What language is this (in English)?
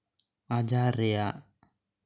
Santali